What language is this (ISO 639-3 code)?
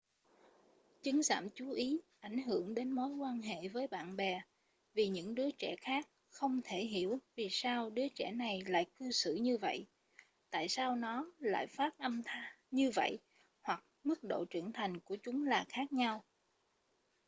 vie